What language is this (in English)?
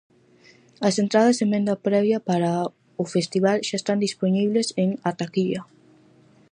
Galician